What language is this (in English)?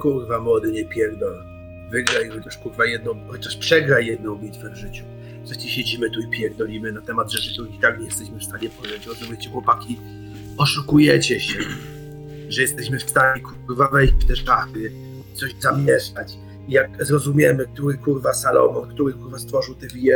Polish